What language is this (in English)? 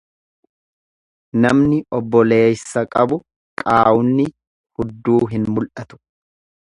Oromo